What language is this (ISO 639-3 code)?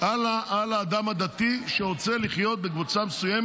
heb